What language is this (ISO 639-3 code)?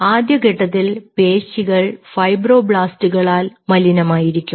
mal